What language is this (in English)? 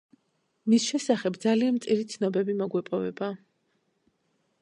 Georgian